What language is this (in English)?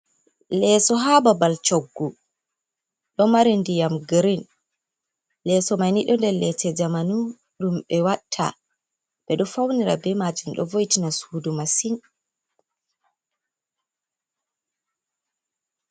Fula